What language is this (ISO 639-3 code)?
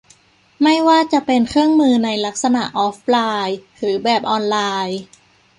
tha